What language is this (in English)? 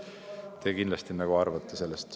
Estonian